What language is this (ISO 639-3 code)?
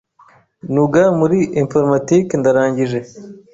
kin